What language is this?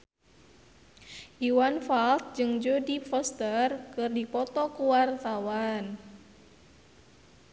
Sundanese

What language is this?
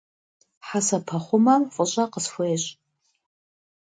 Kabardian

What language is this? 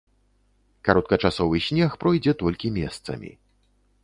Belarusian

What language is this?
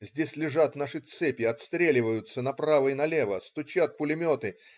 Russian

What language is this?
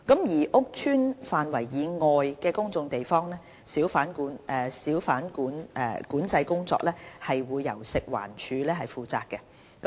Cantonese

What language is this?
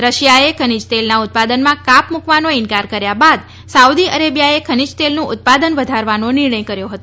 Gujarati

